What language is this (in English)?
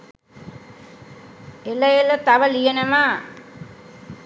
Sinhala